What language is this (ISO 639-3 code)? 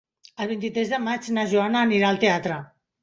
cat